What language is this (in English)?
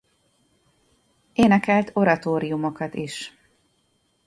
Hungarian